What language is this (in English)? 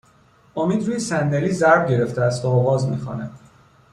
Persian